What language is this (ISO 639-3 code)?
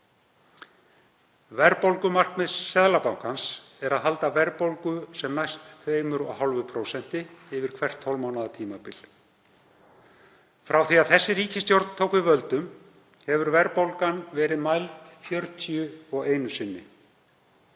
isl